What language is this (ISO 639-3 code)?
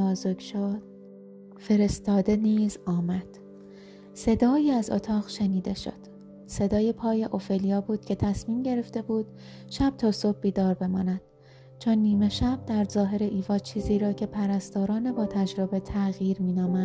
fas